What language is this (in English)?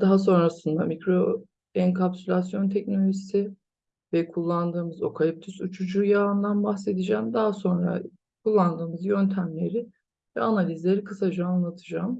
Turkish